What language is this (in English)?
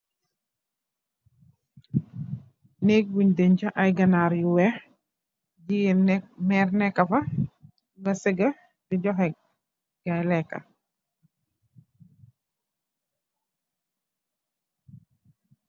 Wolof